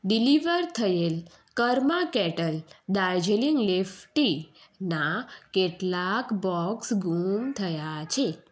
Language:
Gujarati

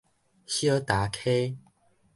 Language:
Min Nan Chinese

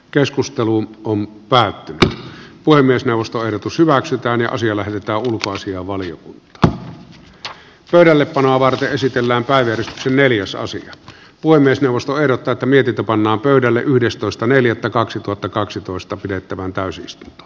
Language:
Finnish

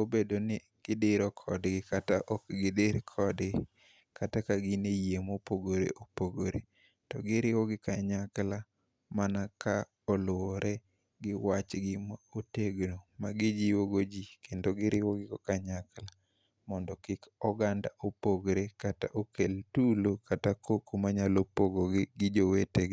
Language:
Luo (Kenya and Tanzania)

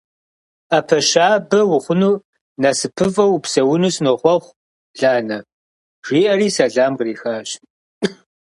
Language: Kabardian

